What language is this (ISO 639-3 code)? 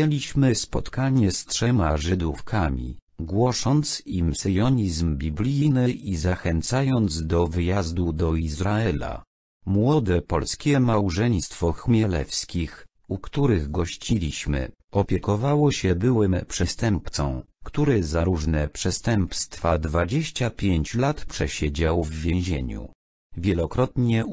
pol